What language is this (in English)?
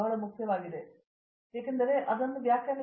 Kannada